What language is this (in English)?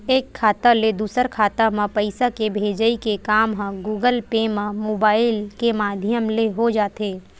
Chhattisgarhi